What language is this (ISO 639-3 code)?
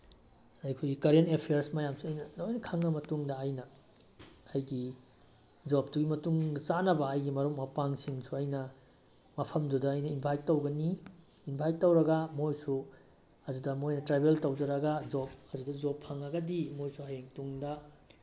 mni